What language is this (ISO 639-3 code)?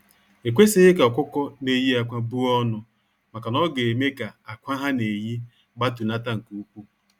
ibo